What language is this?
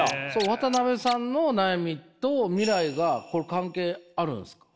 Japanese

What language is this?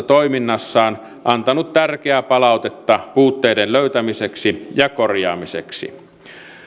Finnish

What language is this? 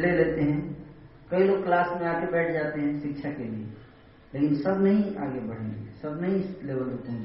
Hindi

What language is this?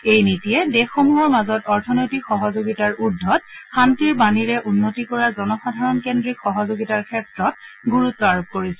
Assamese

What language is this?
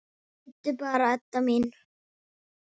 Icelandic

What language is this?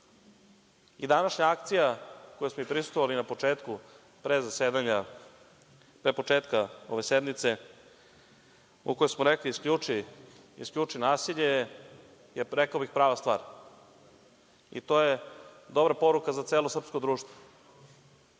Serbian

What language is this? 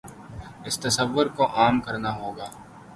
Urdu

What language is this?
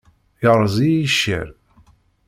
Kabyle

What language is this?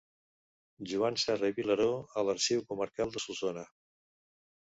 Catalan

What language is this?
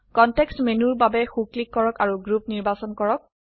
Assamese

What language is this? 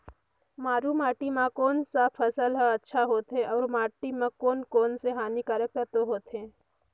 Chhattisgarhi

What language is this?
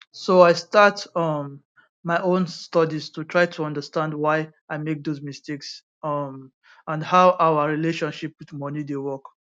Nigerian Pidgin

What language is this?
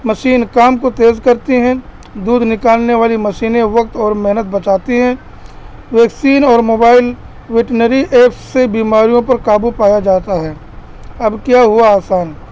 Urdu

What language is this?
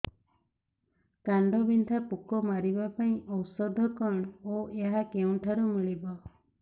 Odia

